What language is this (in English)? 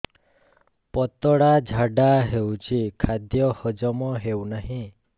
Odia